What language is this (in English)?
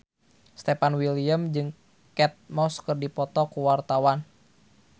Sundanese